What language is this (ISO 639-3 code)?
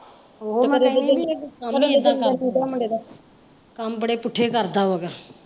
pan